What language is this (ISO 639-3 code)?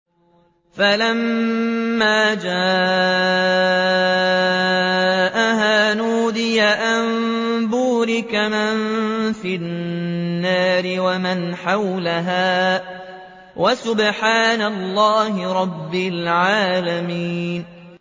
ara